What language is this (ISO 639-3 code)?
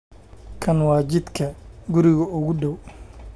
som